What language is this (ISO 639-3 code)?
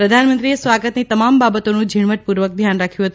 guj